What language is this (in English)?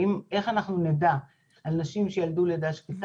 Hebrew